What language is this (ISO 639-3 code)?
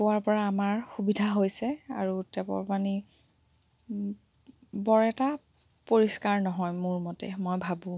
asm